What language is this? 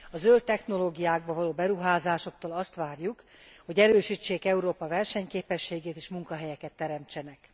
Hungarian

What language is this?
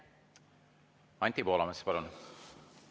Estonian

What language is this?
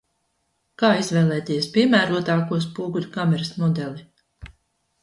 Latvian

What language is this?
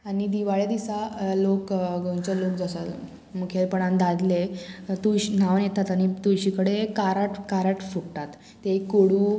Konkani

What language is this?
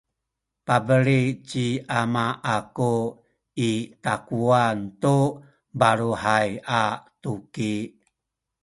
Sakizaya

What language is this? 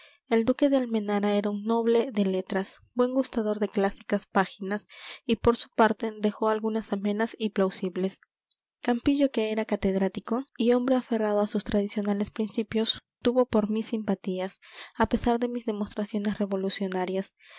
Spanish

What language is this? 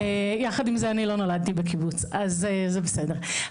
Hebrew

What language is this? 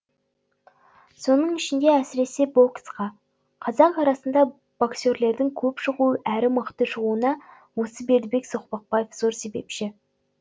Kazakh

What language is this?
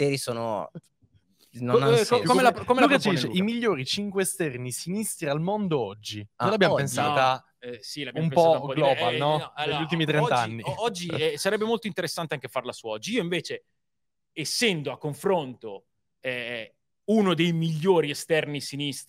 Italian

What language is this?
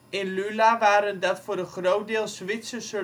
Dutch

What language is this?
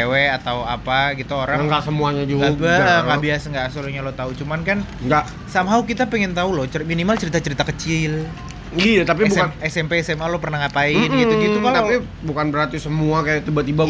Indonesian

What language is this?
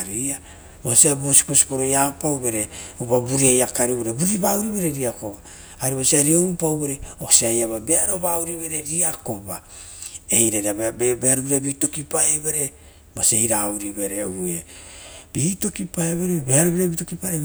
Rotokas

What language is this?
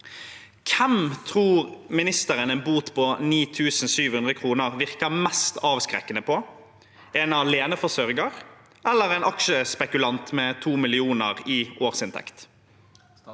Norwegian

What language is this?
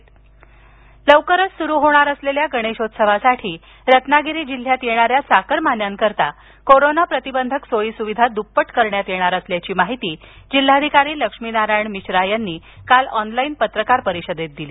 Marathi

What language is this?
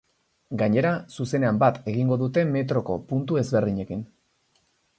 Basque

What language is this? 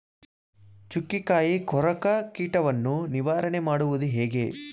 Kannada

